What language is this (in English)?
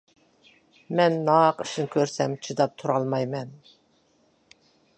Uyghur